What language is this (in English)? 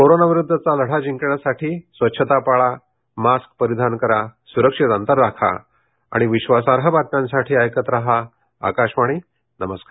Marathi